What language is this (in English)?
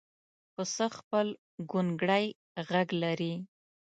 Pashto